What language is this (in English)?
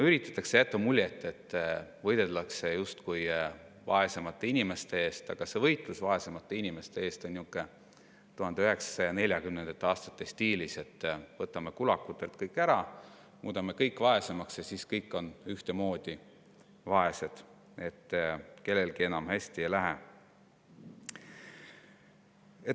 Estonian